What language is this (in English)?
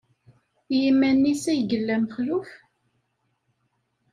Kabyle